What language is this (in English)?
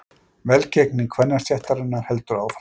Icelandic